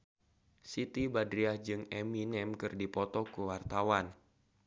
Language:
Sundanese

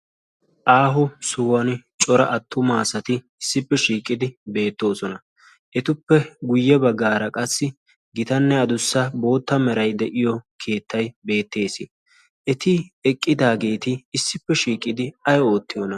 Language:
Wolaytta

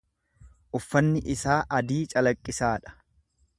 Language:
Oromo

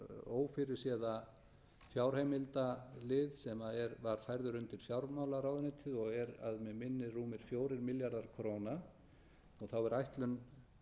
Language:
Icelandic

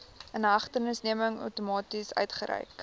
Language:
Afrikaans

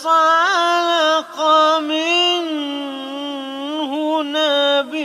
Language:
Arabic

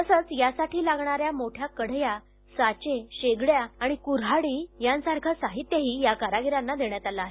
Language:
Marathi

